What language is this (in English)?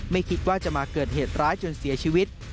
Thai